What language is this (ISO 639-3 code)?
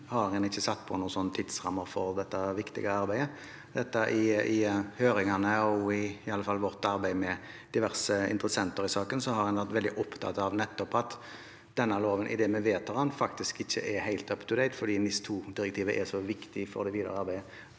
nor